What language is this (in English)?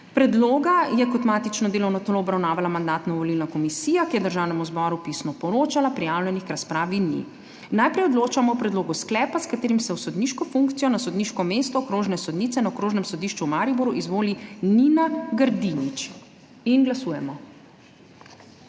Slovenian